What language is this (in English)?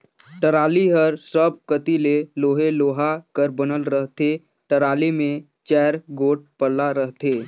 Chhattisgarhi